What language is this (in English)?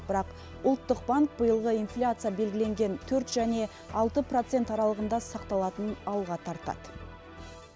Kazakh